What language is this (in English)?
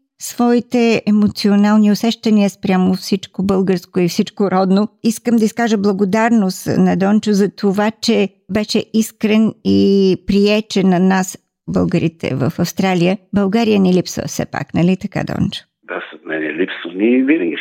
Bulgarian